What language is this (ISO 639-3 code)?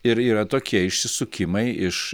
lit